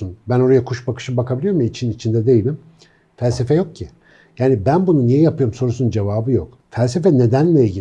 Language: Turkish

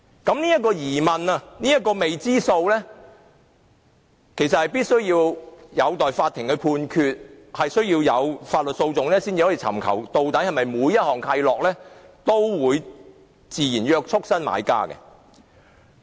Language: Cantonese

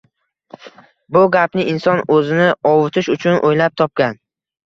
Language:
Uzbek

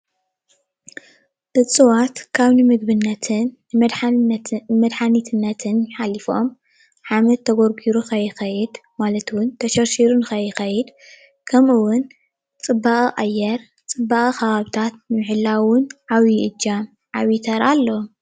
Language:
Tigrinya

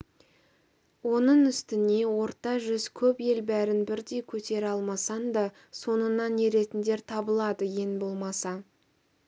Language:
Kazakh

